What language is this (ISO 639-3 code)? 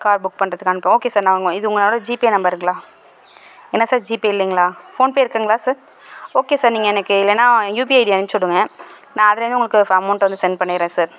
tam